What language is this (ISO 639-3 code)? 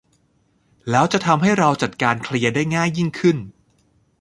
tha